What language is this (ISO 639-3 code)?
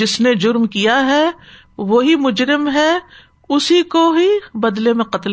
urd